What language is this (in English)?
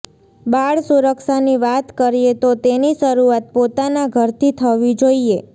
Gujarati